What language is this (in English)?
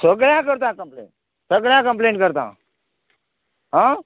Konkani